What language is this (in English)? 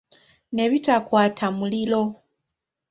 Ganda